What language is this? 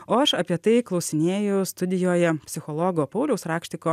Lithuanian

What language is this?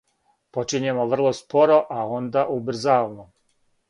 Serbian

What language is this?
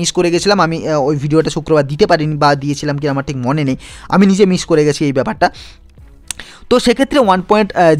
Hindi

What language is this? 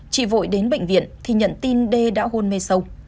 Vietnamese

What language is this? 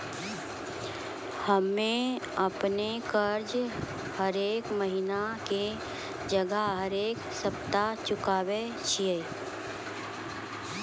Maithili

